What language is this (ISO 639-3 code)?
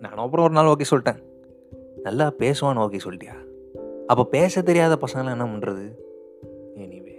tam